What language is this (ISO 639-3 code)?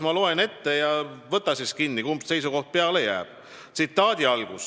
est